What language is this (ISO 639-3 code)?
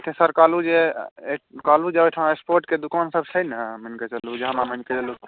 mai